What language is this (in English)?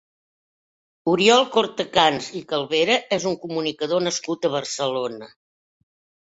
Catalan